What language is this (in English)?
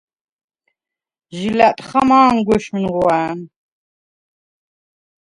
Svan